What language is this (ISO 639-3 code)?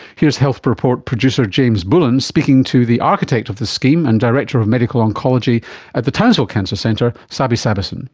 eng